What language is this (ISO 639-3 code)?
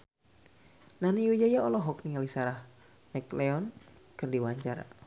sun